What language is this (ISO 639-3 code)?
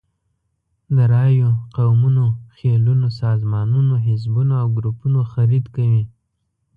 pus